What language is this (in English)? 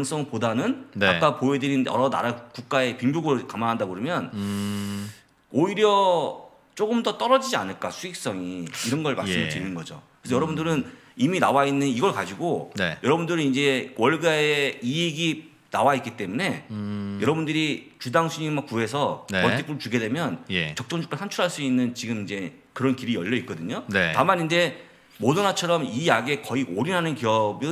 Korean